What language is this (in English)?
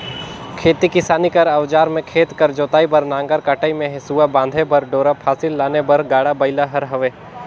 Chhattisgarhi